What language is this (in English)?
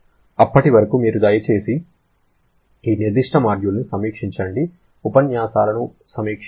Telugu